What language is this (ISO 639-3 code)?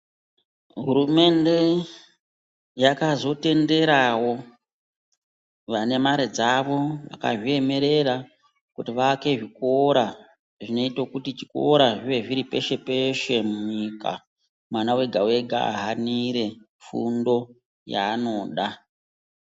ndc